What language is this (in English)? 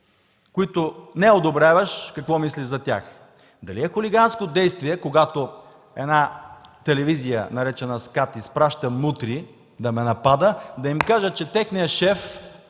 Bulgarian